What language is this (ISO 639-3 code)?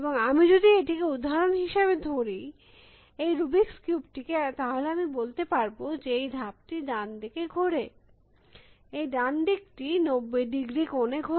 ben